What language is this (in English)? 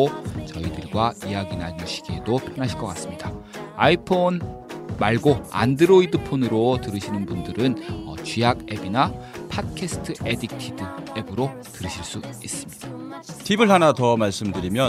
Korean